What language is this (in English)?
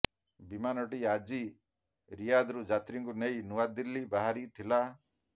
Odia